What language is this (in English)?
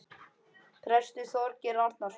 Icelandic